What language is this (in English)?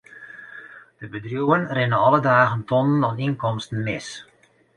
Western Frisian